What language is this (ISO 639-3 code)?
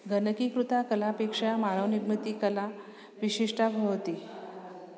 san